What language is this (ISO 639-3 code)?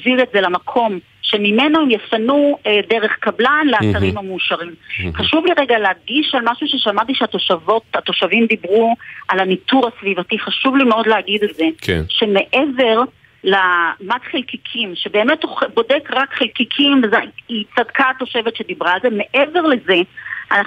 heb